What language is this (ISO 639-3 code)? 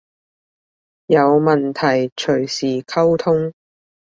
yue